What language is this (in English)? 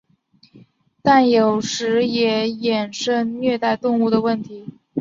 Chinese